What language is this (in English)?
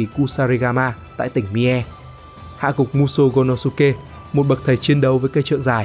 Vietnamese